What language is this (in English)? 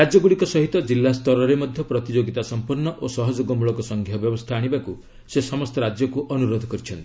Odia